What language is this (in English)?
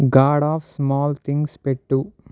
Telugu